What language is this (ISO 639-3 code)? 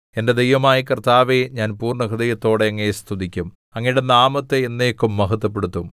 mal